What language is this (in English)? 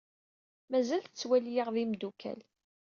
Kabyle